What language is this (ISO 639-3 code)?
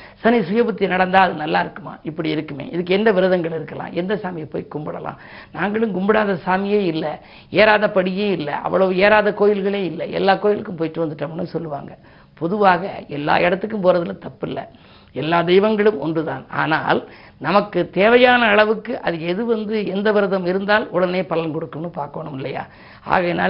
tam